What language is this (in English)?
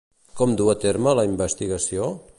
Catalan